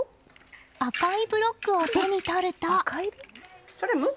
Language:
Japanese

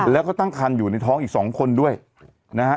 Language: Thai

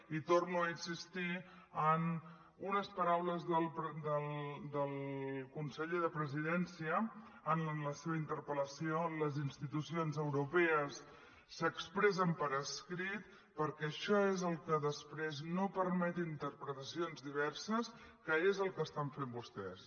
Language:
Catalan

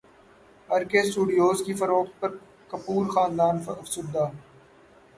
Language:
Urdu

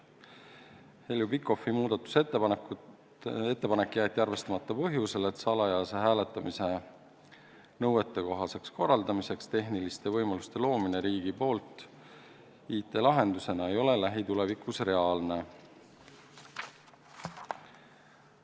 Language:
Estonian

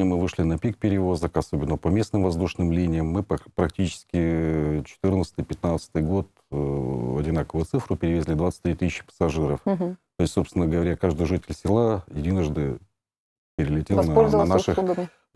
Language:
Russian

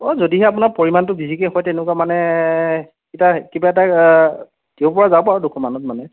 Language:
Assamese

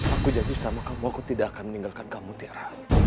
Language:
Indonesian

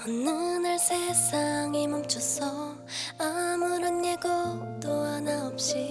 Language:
Korean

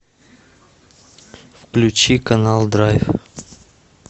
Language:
Russian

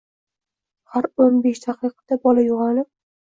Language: Uzbek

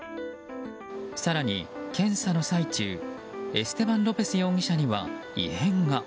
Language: Japanese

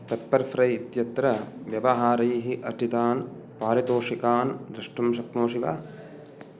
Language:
Sanskrit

